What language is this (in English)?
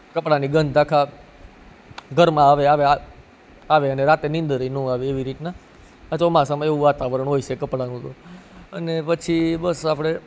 Gujarati